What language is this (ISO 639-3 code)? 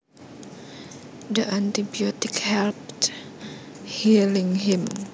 jav